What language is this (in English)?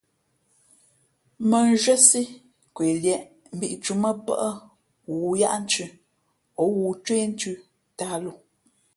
Fe'fe'